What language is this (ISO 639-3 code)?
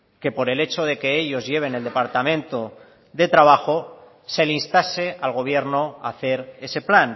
spa